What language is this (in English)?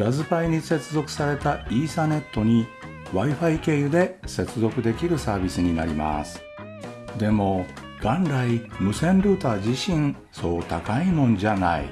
Japanese